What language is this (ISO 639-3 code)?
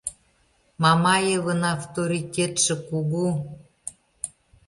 chm